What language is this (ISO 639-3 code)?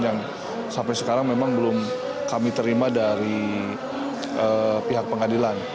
ind